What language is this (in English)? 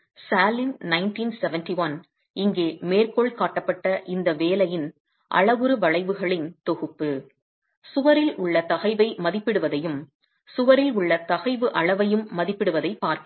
Tamil